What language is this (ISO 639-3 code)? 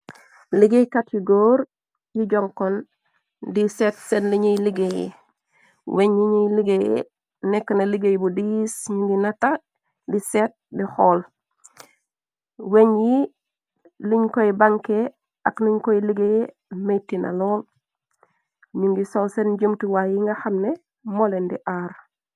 wol